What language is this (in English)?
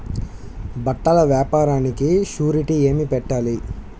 Telugu